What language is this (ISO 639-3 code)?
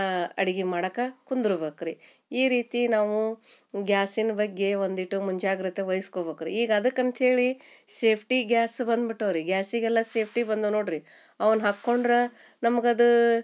kan